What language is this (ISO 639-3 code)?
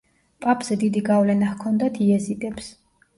kat